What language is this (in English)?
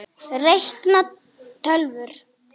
Icelandic